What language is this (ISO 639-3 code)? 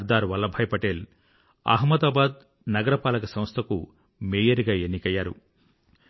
tel